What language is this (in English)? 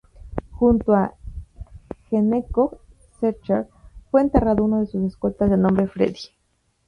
Spanish